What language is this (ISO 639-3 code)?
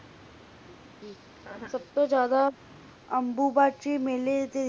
pan